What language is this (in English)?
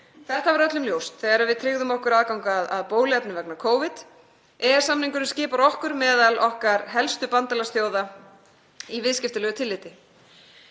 Icelandic